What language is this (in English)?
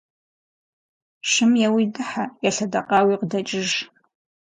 Kabardian